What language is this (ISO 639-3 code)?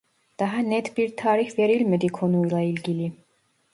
tur